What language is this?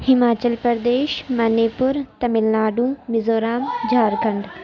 Urdu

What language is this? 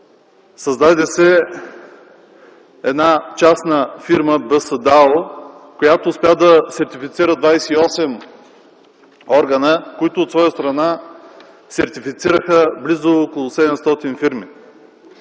Bulgarian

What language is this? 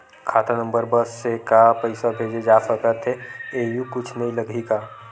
Chhattisgarhi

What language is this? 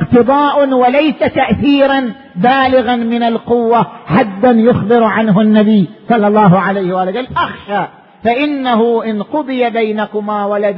Arabic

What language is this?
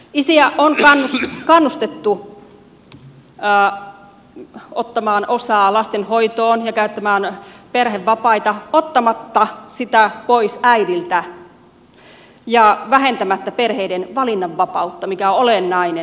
Finnish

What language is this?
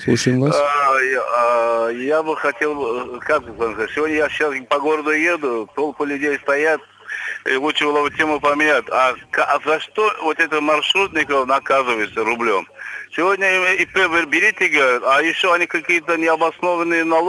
Russian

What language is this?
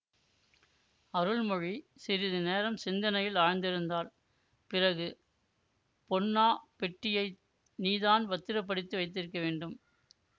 Tamil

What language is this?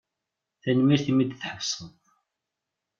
Kabyle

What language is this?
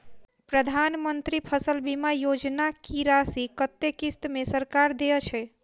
Maithili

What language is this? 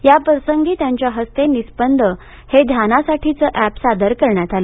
Marathi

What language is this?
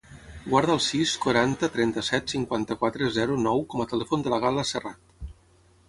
Catalan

